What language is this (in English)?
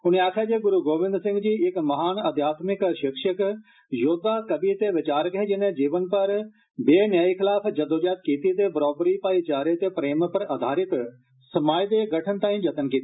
Dogri